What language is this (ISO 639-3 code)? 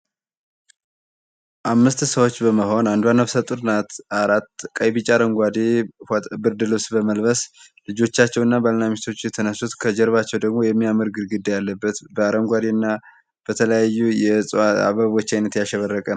amh